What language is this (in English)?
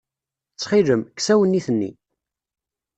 Kabyle